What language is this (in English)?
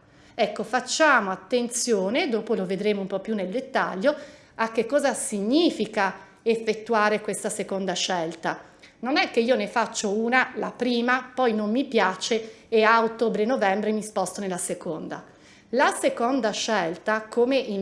Italian